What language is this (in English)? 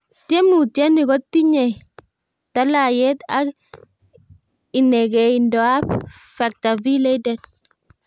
Kalenjin